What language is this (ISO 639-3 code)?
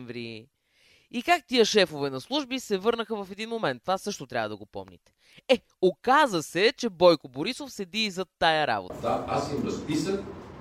bul